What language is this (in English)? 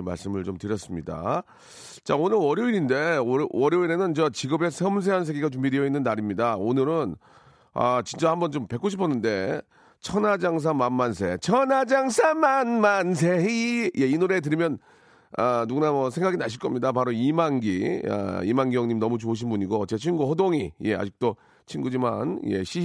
Korean